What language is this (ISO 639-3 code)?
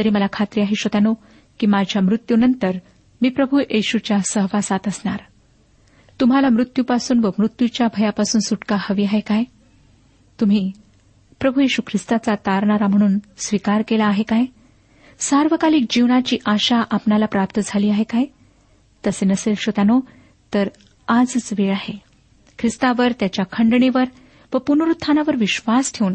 mar